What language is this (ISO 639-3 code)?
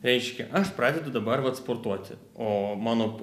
lit